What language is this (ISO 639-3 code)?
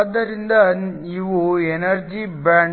kan